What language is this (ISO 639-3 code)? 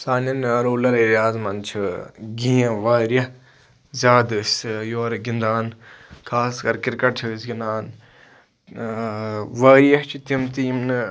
kas